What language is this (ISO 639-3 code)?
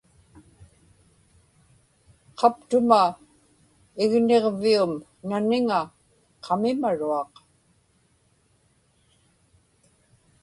ipk